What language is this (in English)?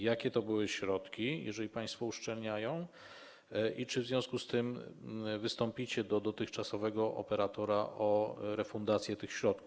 Polish